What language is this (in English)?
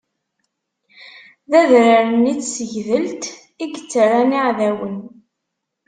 Kabyle